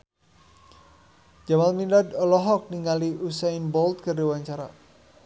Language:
Sundanese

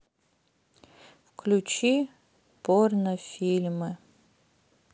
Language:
Russian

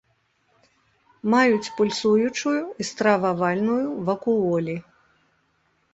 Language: Belarusian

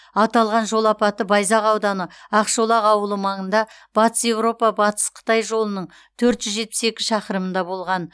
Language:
Kazakh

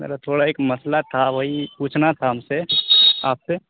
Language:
Urdu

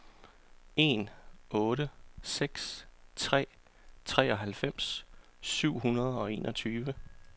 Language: Danish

